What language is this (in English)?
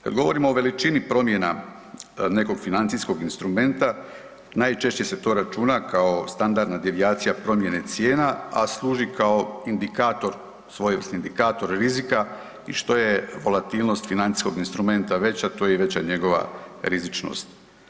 Croatian